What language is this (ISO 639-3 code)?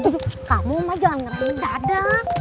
ind